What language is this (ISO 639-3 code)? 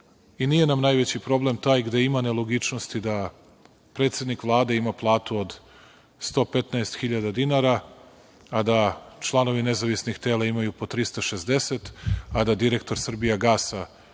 srp